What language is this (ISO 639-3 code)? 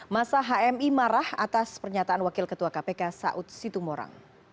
ind